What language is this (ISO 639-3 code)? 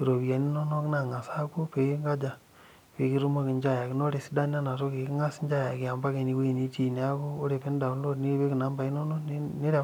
mas